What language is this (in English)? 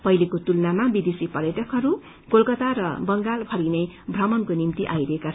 Nepali